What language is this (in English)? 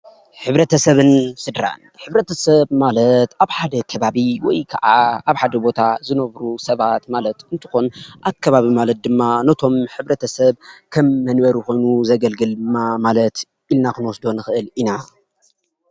Tigrinya